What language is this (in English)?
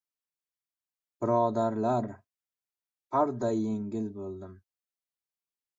Uzbek